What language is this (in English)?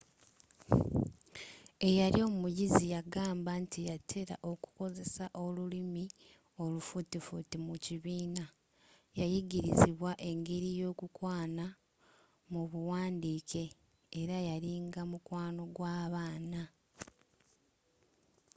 Ganda